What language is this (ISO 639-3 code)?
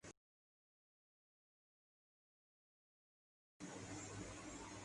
urd